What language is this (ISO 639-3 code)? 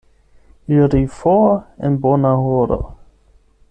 epo